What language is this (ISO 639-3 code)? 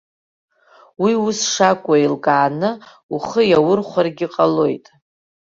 abk